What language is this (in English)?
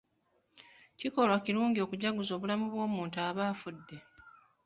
Ganda